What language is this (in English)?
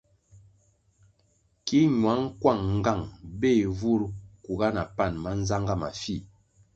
Kwasio